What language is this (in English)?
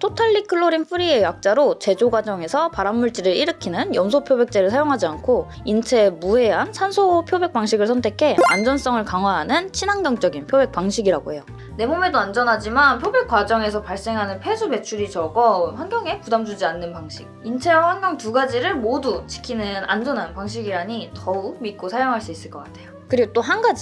Korean